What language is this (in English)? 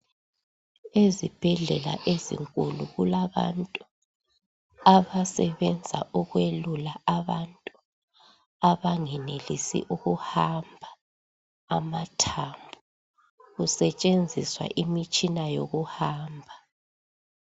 North Ndebele